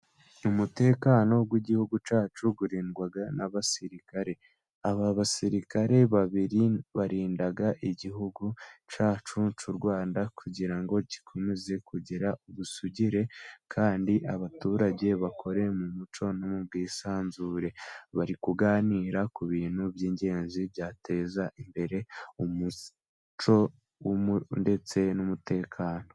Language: Kinyarwanda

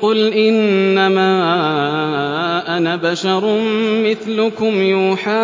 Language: Arabic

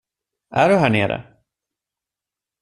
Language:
Swedish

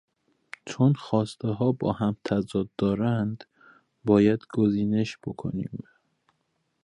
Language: Persian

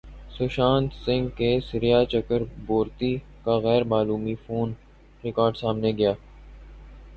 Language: Urdu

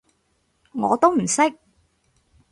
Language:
Cantonese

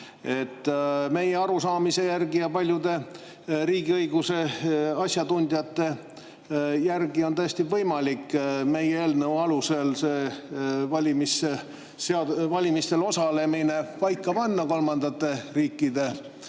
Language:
Estonian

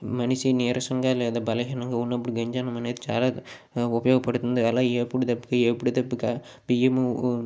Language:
Telugu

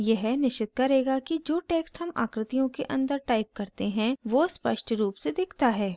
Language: Hindi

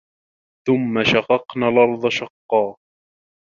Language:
Arabic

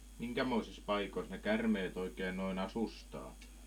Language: Finnish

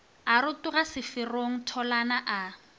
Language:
Northern Sotho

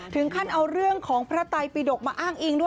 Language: Thai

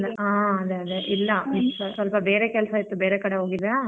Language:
Kannada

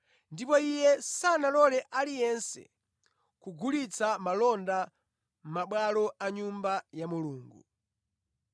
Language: Nyanja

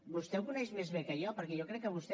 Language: Catalan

